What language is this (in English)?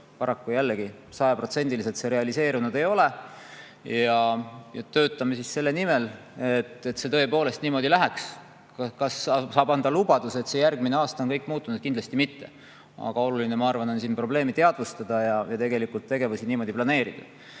Estonian